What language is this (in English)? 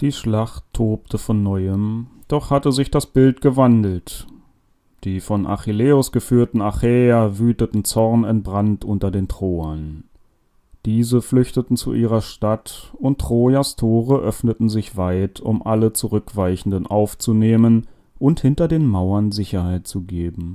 German